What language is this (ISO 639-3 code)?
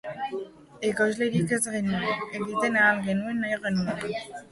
eus